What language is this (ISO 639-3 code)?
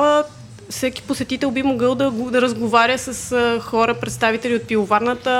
bul